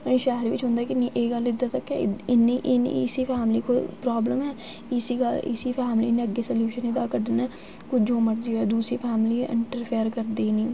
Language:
Dogri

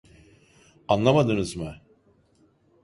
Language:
Turkish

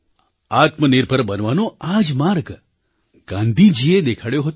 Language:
Gujarati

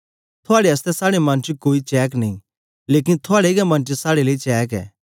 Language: Dogri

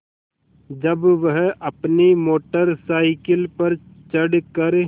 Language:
Hindi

